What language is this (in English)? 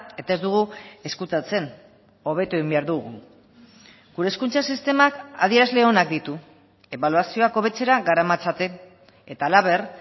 Basque